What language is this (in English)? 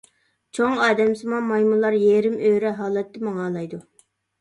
Uyghur